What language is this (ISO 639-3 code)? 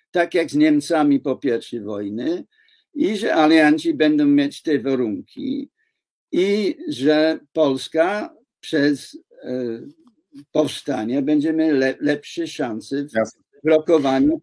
pol